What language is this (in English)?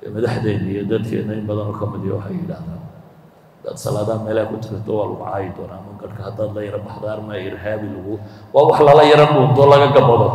Arabic